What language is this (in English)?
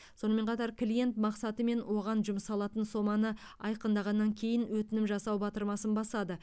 Kazakh